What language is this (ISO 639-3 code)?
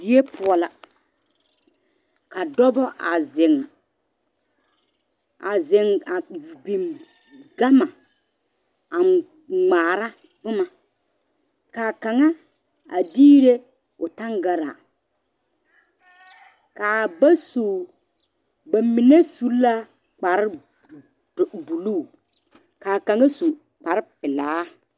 dga